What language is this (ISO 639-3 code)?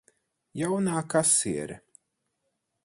lav